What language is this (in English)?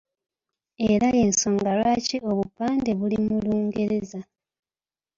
Ganda